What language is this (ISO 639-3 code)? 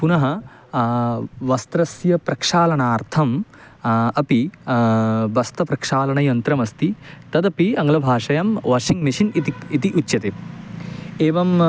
san